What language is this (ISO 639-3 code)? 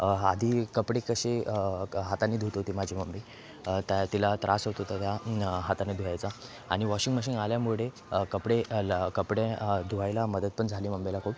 mar